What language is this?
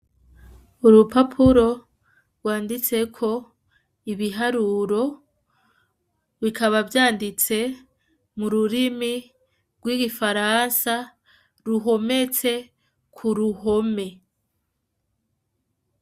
Rundi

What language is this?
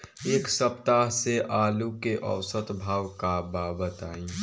Bhojpuri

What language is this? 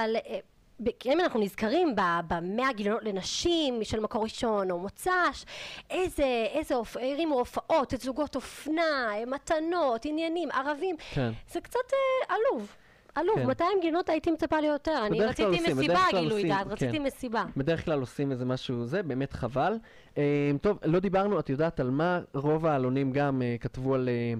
Hebrew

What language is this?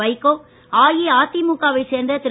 Tamil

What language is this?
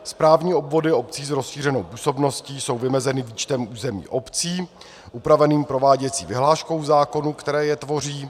Czech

